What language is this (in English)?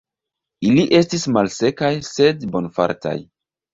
Esperanto